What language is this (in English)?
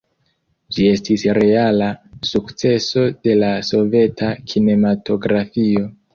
Esperanto